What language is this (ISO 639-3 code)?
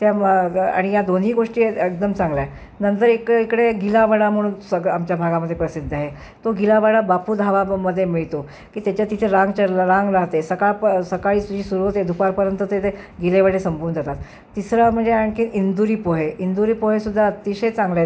mar